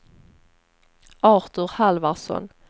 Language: Swedish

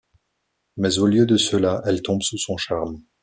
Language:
French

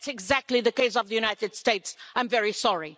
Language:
English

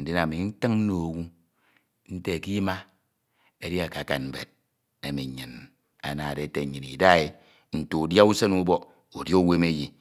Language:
Ito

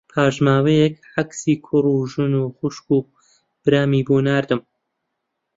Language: Central Kurdish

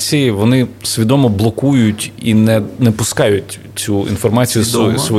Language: Ukrainian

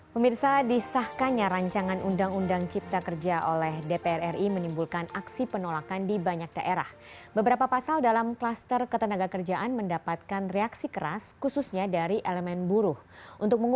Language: Indonesian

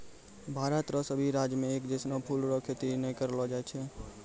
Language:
Maithili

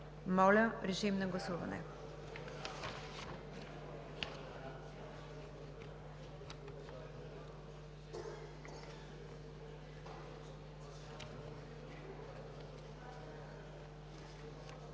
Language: Bulgarian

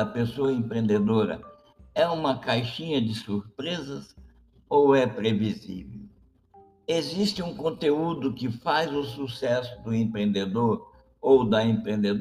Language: Portuguese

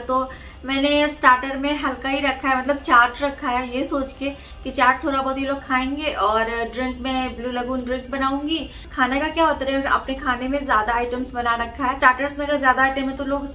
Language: Hindi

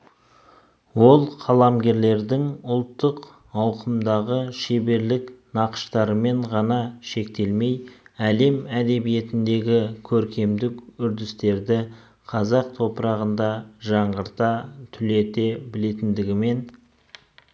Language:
Kazakh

